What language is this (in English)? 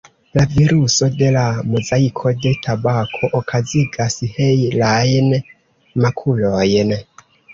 Esperanto